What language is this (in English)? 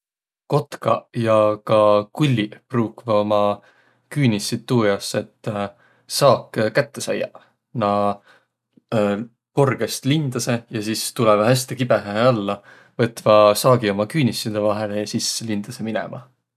Võro